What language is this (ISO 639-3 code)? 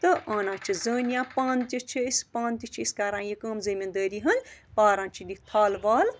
kas